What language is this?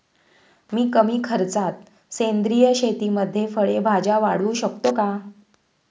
Marathi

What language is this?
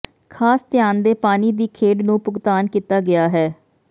Punjabi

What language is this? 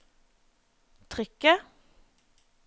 Norwegian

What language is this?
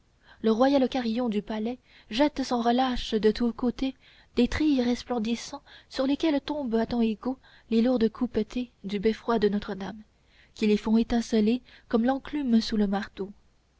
French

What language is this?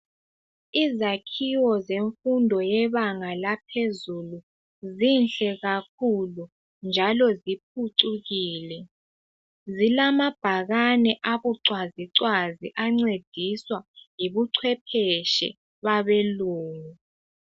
North Ndebele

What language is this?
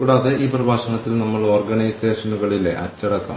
Malayalam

